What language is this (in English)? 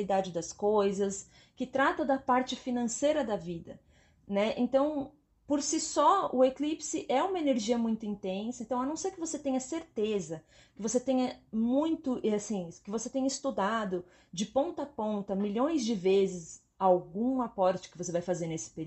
Portuguese